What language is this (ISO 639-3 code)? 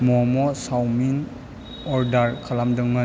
brx